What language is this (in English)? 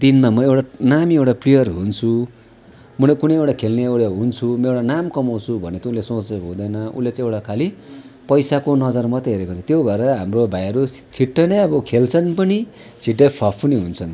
Nepali